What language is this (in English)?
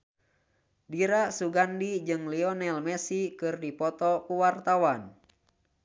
Sundanese